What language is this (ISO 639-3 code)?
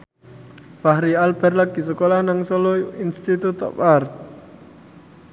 jav